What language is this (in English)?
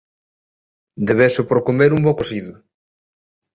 Galician